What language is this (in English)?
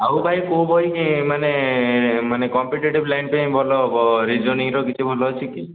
Odia